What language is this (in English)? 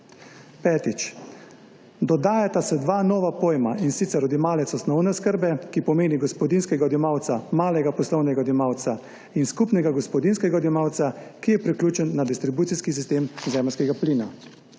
Slovenian